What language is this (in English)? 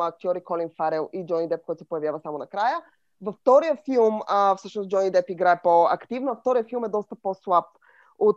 Bulgarian